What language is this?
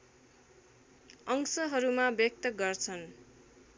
Nepali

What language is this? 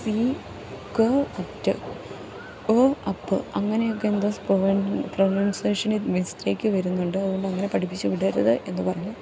Malayalam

